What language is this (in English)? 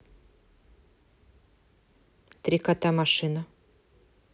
Russian